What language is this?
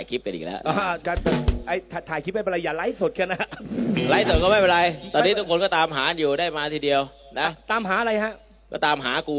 Thai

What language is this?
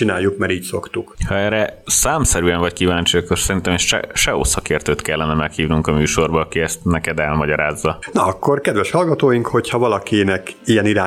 Hungarian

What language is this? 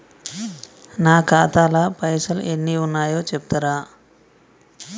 Telugu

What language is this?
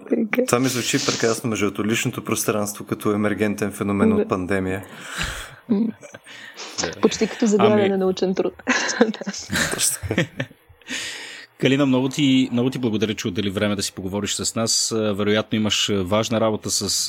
Bulgarian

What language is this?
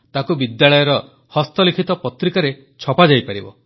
Odia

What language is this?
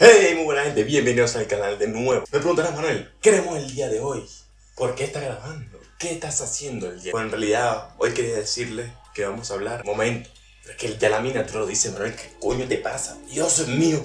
Spanish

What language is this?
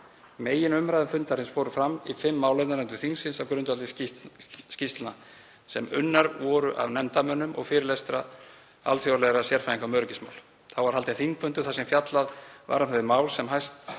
Icelandic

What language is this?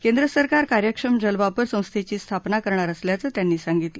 Marathi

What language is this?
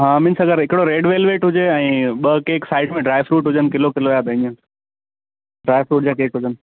Sindhi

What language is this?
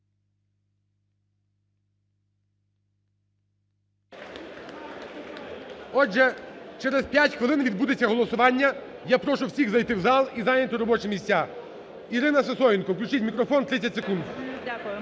Ukrainian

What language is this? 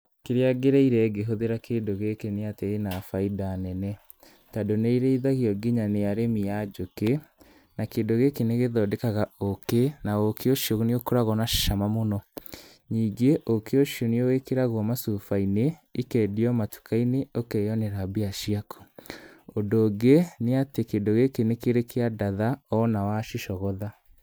Kikuyu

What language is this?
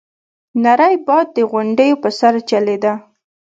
Pashto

